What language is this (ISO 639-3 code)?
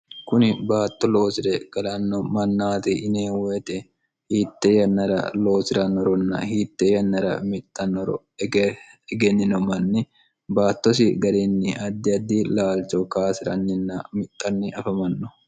sid